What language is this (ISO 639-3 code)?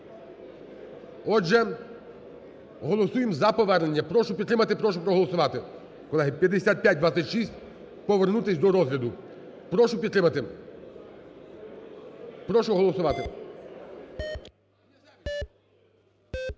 ukr